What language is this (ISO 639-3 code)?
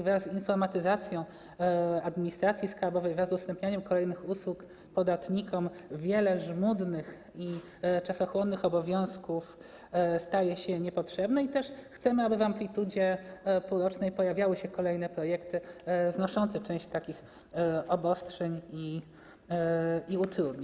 pol